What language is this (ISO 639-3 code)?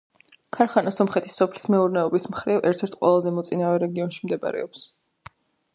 kat